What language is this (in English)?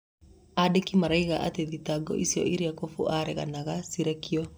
Kikuyu